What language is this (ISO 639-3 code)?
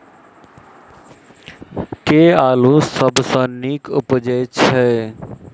mai